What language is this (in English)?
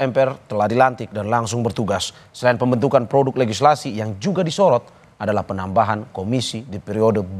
Indonesian